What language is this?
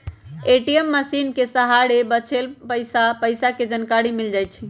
Magahi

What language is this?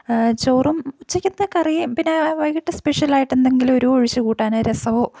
Malayalam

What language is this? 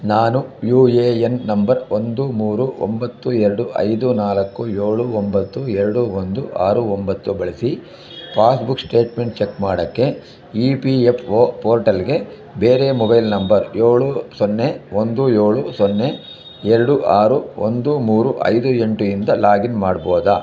Kannada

